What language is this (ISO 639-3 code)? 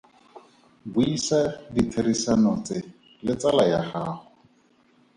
tsn